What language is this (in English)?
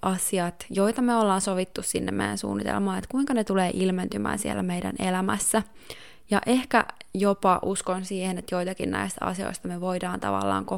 Finnish